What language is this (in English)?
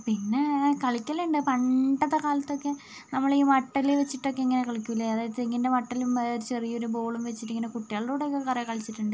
Malayalam